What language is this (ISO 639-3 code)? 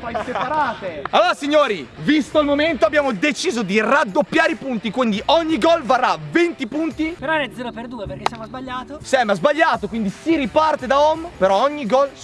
ita